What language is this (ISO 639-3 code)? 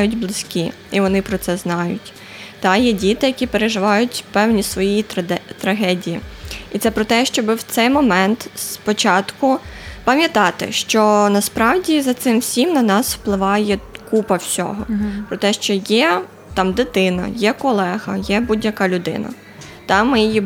ukr